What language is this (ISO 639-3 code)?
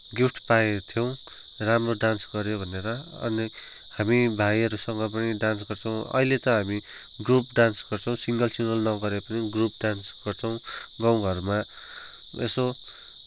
nep